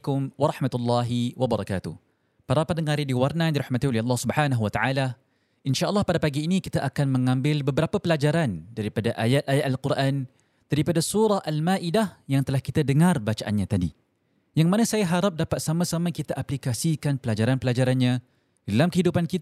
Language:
Malay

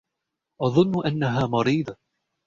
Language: Arabic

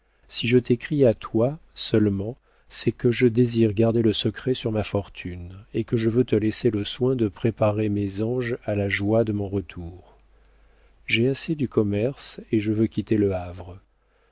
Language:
French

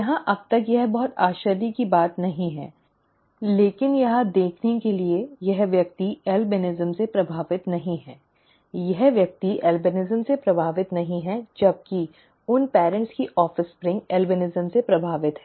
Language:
Hindi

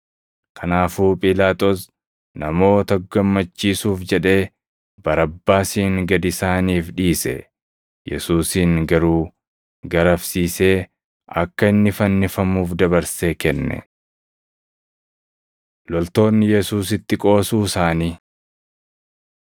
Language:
Oromo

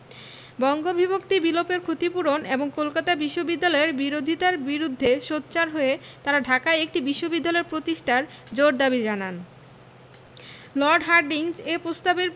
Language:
Bangla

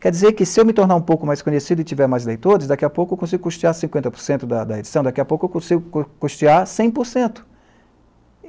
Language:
Portuguese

